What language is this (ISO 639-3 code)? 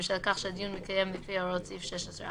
heb